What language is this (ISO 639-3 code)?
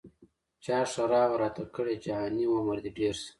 pus